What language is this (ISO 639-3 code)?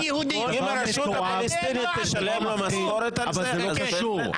heb